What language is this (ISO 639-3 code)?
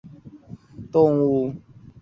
zho